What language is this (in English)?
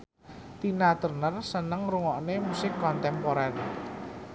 Javanese